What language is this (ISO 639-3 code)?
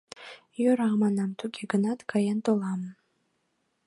chm